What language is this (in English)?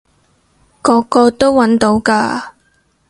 Cantonese